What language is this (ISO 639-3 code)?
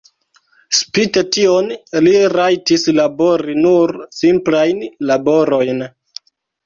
epo